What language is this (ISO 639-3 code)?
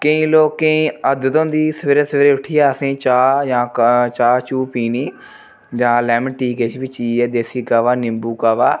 doi